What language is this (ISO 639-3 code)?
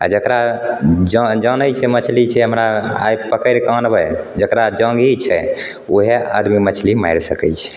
mai